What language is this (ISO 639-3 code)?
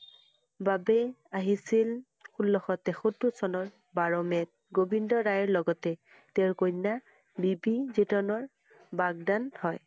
asm